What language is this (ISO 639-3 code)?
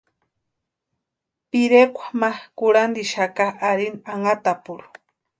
pua